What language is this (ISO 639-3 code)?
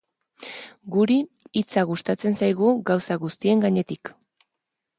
eus